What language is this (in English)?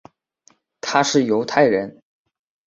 Chinese